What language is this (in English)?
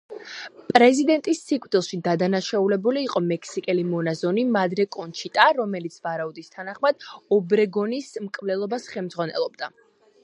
Georgian